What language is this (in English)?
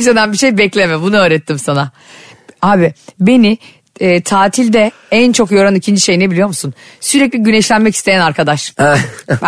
Turkish